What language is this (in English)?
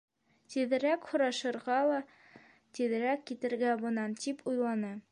Bashkir